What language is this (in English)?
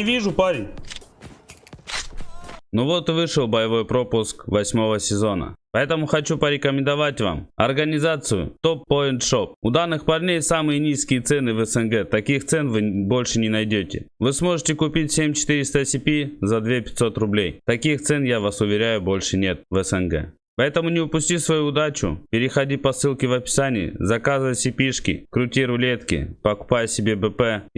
Russian